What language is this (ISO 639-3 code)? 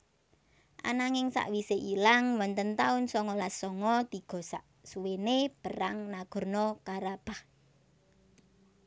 jav